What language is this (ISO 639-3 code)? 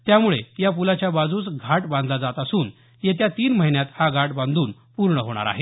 mar